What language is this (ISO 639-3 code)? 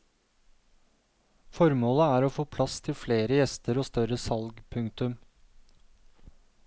nor